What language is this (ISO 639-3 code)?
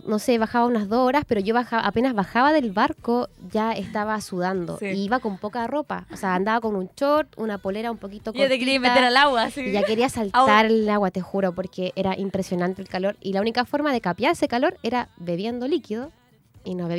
spa